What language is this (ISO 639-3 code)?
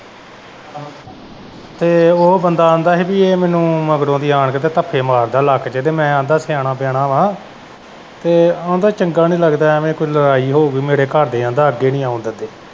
pan